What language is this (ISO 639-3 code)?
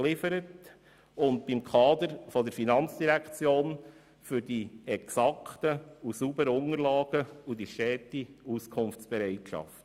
gsw